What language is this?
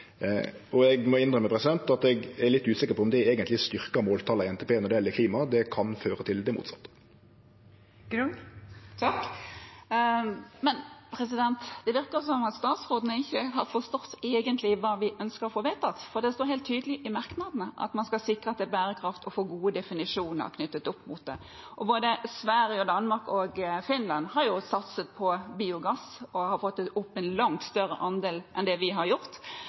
Norwegian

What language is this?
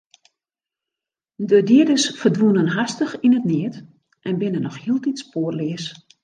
Western Frisian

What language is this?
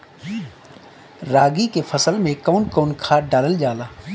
Bhojpuri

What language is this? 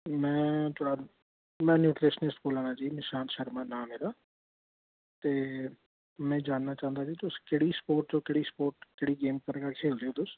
Dogri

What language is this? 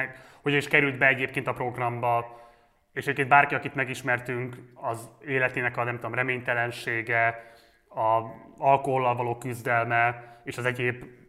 Hungarian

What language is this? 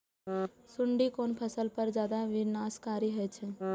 Maithili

